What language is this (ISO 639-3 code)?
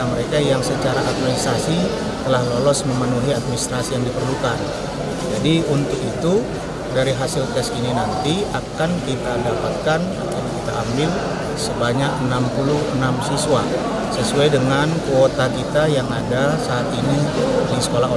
ind